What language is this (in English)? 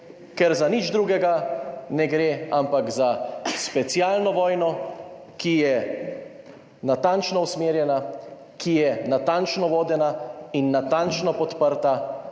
Slovenian